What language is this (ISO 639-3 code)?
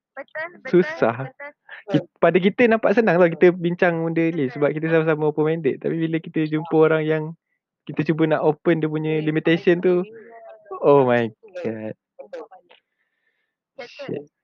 msa